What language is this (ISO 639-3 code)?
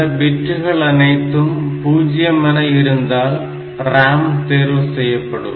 tam